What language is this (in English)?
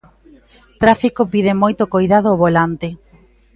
Galician